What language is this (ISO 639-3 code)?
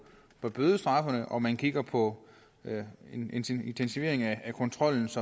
dan